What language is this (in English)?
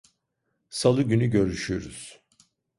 Turkish